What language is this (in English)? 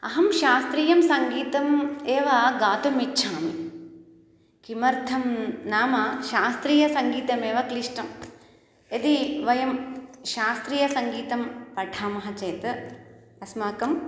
Sanskrit